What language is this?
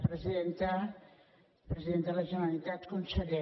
Catalan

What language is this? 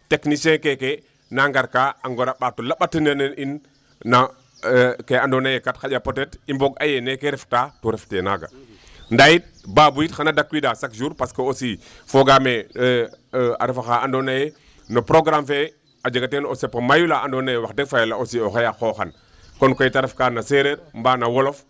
Wolof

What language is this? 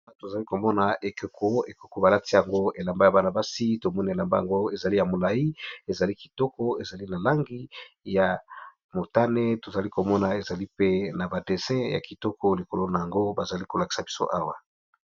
Lingala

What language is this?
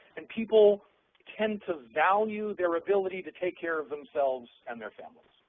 English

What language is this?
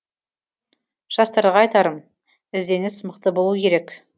Kazakh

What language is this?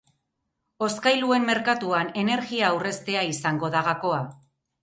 Basque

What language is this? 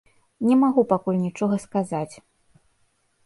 Belarusian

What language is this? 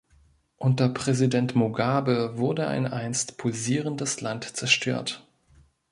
German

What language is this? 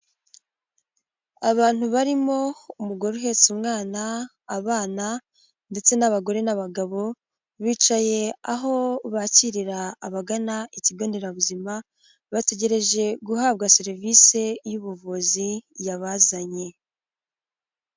Kinyarwanda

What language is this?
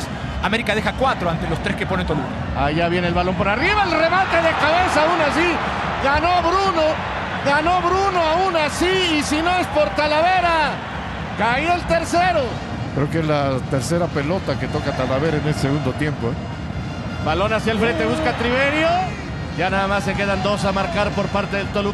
Spanish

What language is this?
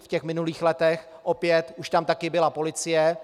Czech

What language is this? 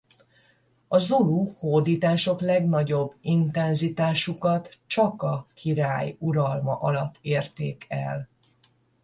Hungarian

